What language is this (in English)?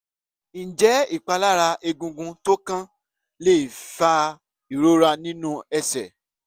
Yoruba